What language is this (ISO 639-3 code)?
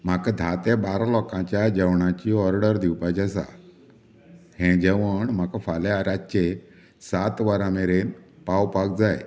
kok